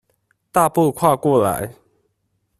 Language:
Chinese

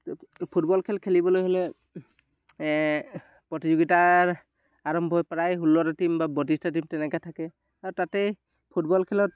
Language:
Assamese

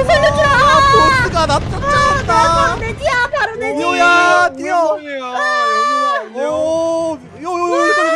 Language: Korean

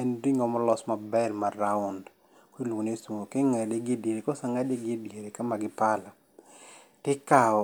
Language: Luo (Kenya and Tanzania)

